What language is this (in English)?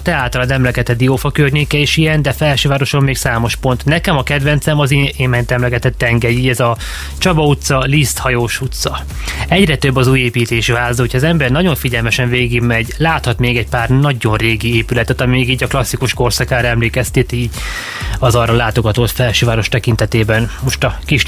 Hungarian